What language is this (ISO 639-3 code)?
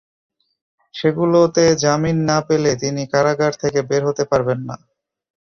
ben